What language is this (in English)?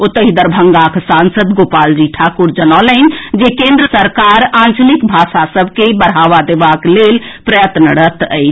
Maithili